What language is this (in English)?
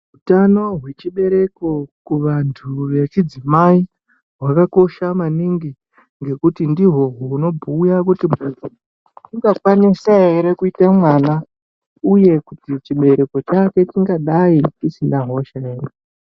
Ndau